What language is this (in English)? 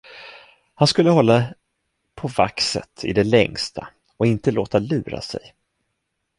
Swedish